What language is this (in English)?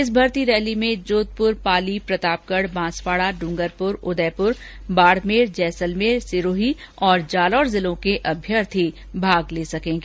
Hindi